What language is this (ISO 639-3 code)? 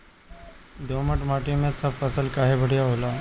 bho